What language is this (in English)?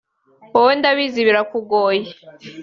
Kinyarwanda